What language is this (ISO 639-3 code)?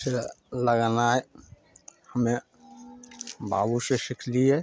mai